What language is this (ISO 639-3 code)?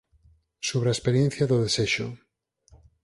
glg